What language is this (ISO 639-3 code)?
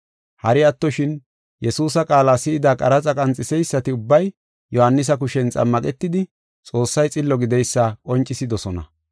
gof